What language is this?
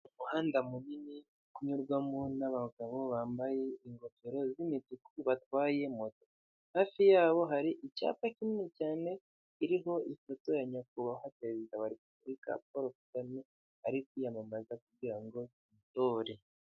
Kinyarwanda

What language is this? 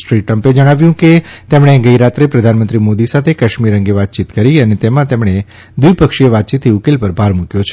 Gujarati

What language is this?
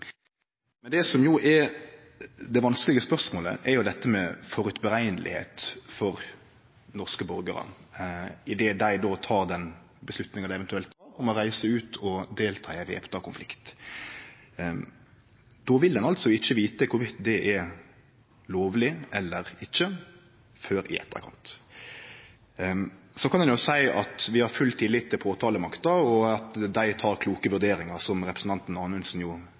Norwegian Nynorsk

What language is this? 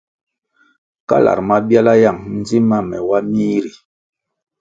Kwasio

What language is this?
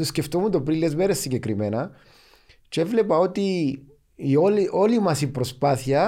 Greek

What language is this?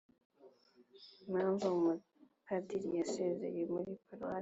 Kinyarwanda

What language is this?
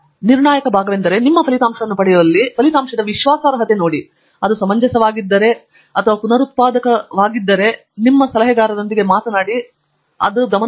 Kannada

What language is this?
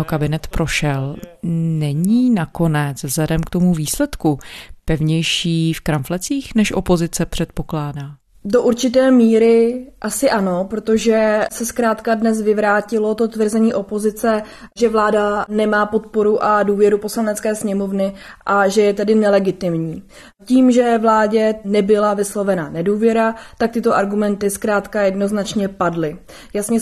Czech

